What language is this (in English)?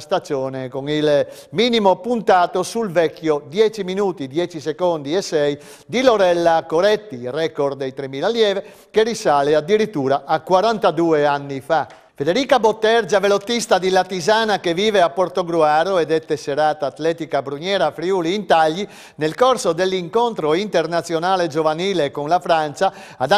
Italian